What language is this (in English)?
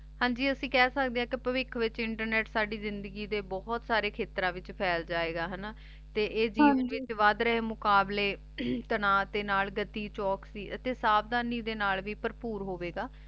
Punjabi